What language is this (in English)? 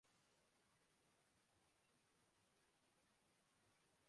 Urdu